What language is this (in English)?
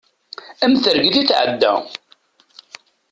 Kabyle